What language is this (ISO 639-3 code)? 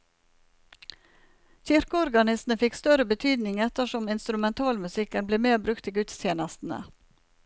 nor